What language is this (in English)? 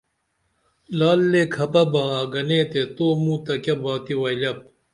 Dameli